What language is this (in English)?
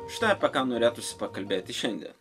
Lithuanian